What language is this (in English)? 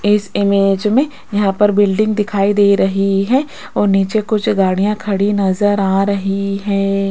Hindi